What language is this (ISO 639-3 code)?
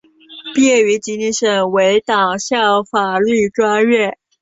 zho